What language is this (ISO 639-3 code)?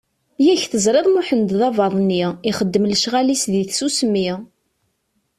kab